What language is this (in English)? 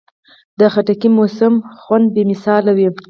Pashto